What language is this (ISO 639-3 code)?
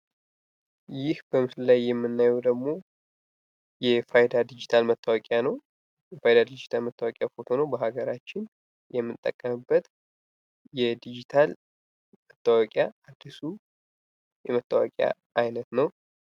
amh